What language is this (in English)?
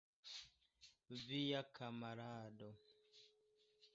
Esperanto